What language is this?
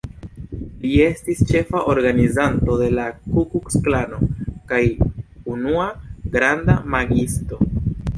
Esperanto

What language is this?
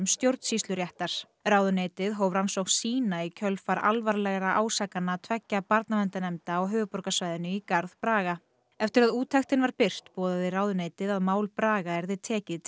Icelandic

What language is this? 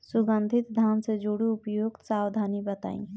Bhojpuri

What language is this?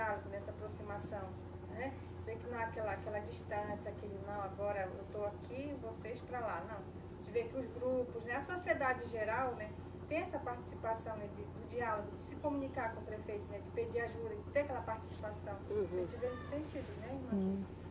Portuguese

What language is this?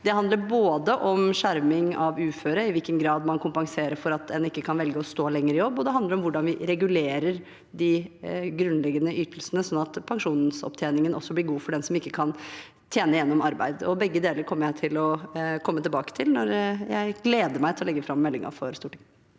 Norwegian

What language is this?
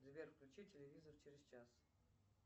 Russian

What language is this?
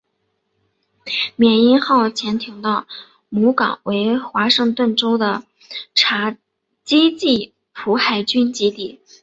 Chinese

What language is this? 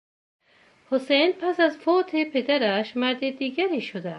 Persian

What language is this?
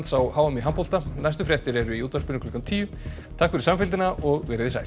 Icelandic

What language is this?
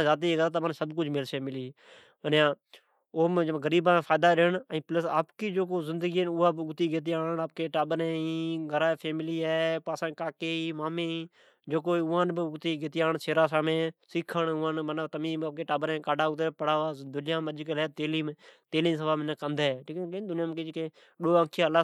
Od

